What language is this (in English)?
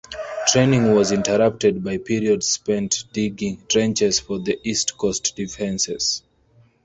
English